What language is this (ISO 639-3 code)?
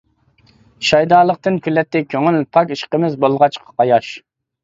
uig